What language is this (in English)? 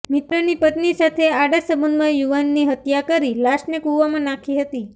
Gujarati